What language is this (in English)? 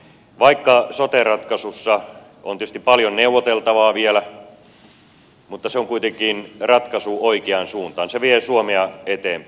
Finnish